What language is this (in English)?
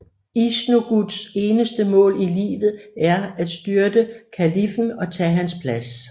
Danish